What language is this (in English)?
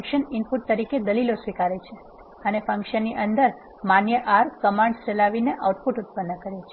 Gujarati